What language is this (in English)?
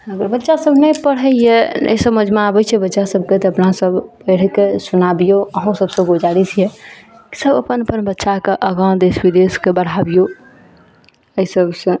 Maithili